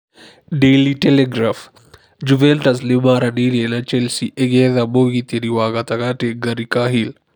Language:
Kikuyu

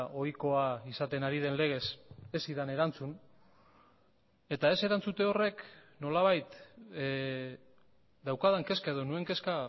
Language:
Basque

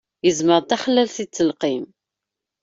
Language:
Kabyle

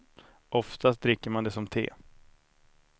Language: Swedish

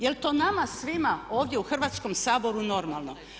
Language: Croatian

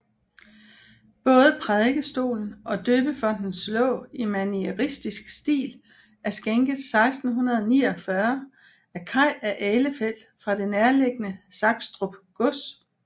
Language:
Danish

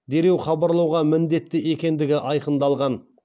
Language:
Kazakh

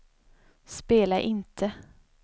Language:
Swedish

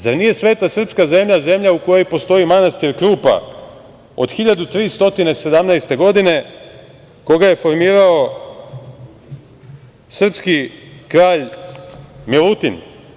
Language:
Serbian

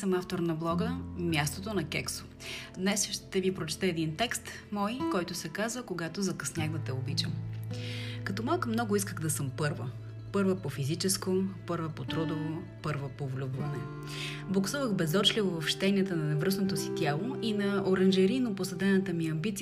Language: Bulgarian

